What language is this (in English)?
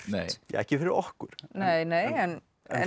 Icelandic